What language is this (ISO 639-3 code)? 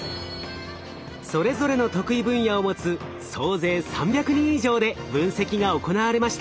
jpn